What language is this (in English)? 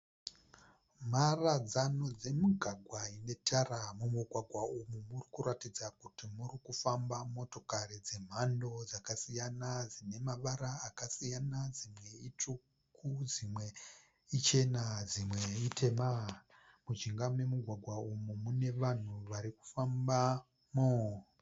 Shona